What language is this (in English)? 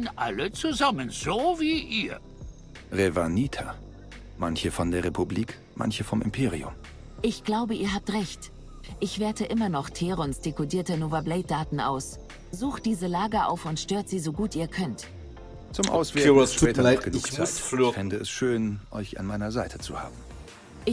German